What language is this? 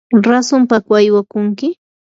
Yanahuanca Pasco Quechua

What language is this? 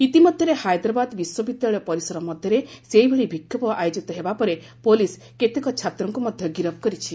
Odia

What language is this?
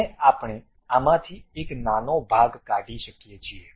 Gujarati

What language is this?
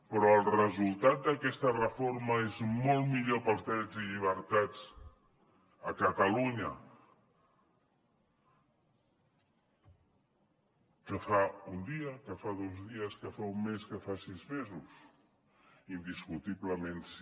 Catalan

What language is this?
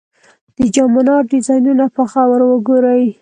Pashto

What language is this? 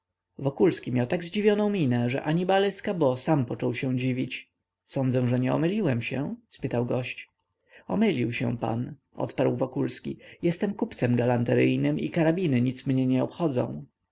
Polish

